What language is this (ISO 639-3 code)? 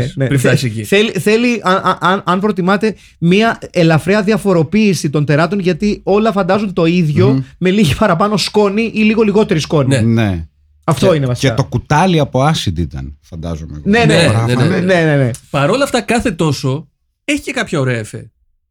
ell